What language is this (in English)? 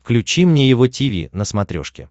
Russian